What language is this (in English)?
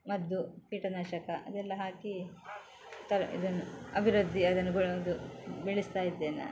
Kannada